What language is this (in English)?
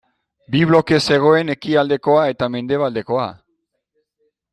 Basque